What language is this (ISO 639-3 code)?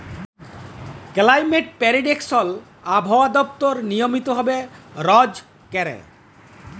ben